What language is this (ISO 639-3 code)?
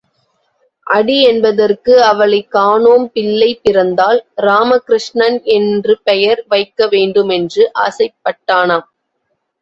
tam